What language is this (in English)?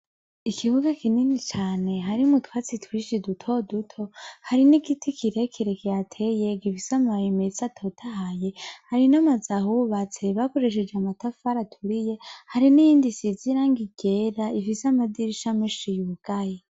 Rundi